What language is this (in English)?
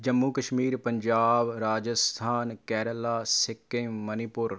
Punjabi